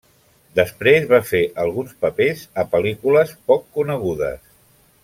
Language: Catalan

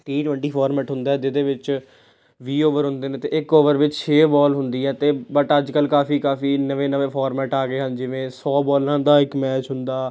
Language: Punjabi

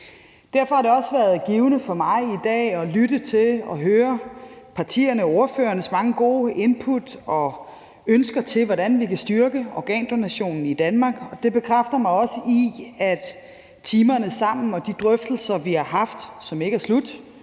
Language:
Danish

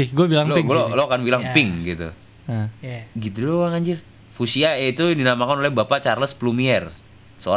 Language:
Indonesian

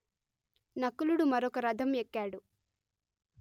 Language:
Telugu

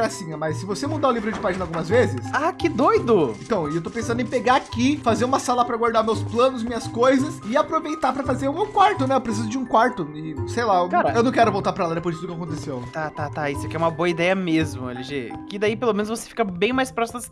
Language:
Portuguese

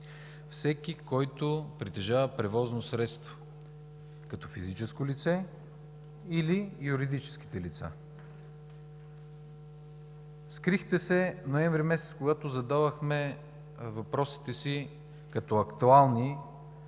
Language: Bulgarian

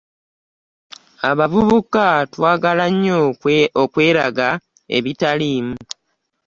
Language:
Ganda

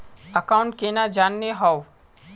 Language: Magahi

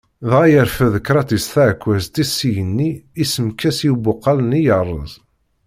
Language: Kabyle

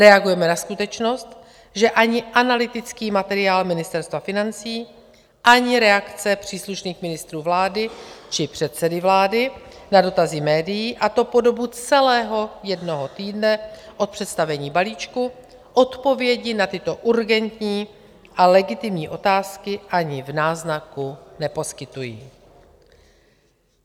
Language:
Czech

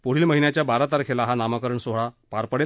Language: Marathi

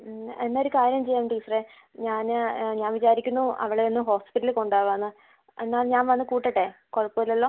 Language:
Malayalam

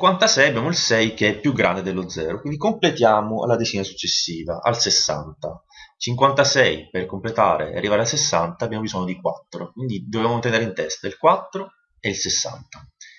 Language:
Italian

